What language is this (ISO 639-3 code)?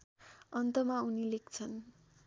nep